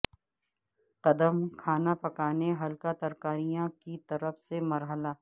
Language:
Urdu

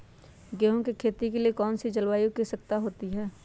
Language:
Magahi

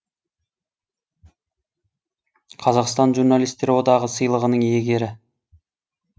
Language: Kazakh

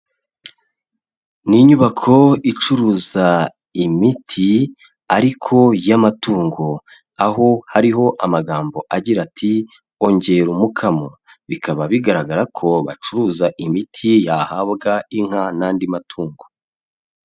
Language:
Kinyarwanda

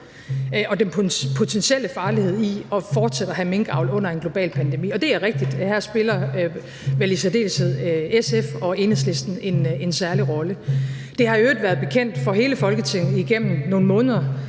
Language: Danish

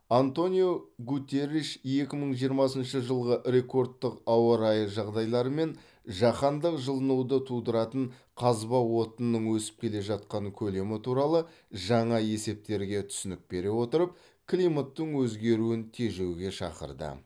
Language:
Kazakh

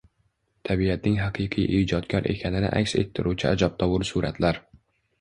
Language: Uzbek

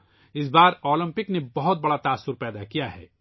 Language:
Urdu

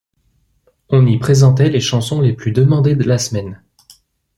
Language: French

